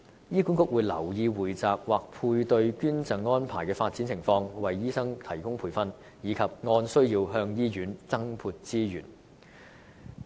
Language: Cantonese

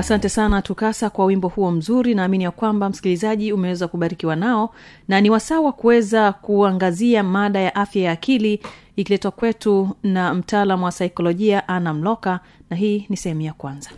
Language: Swahili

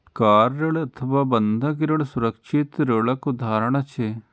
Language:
Maithili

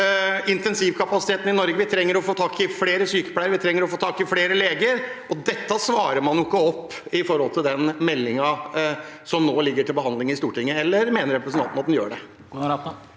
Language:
Norwegian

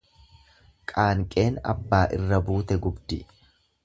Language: Oromo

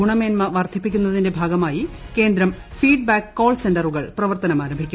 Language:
Malayalam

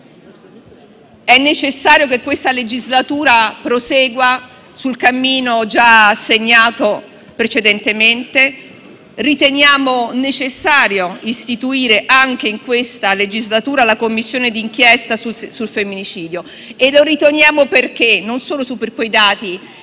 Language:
Italian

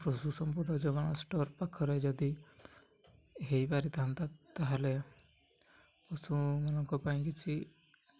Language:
Odia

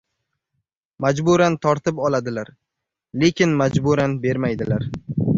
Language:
Uzbek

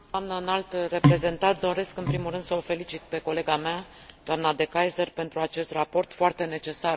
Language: Romanian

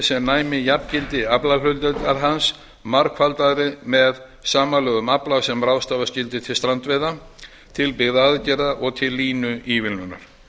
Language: Icelandic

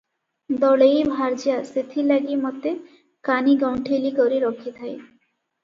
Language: Odia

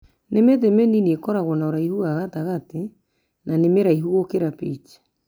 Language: Kikuyu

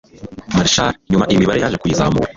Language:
Kinyarwanda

